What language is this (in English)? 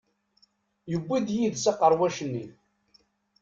Kabyle